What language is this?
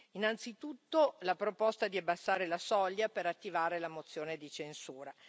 Italian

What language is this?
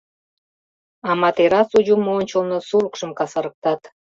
Mari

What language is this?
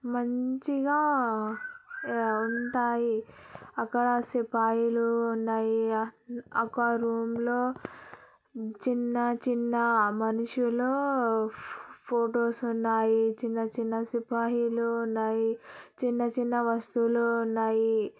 Telugu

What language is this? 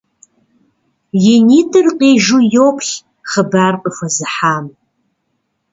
Kabardian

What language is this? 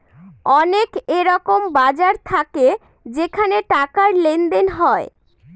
Bangla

